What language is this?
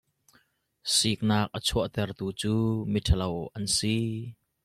Hakha Chin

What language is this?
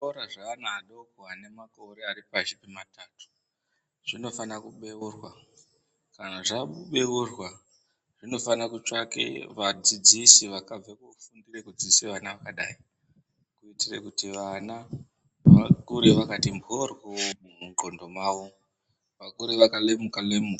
Ndau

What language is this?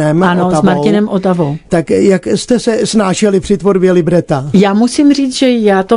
Czech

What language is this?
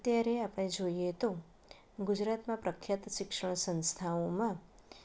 Gujarati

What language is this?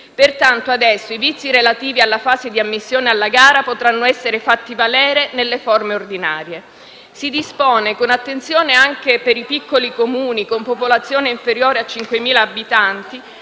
Italian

